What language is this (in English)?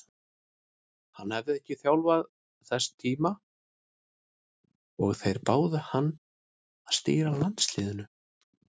Icelandic